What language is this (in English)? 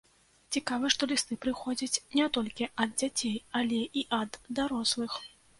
Belarusian